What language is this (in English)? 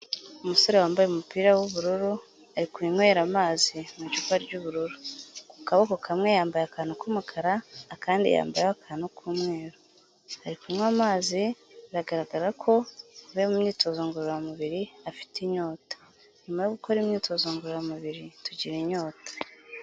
Kinyarwanda